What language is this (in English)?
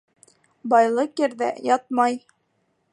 Bashkir